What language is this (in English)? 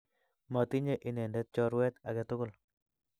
Kalenjin